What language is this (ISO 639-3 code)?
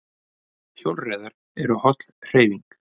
isl